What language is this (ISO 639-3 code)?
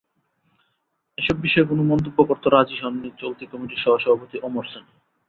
ben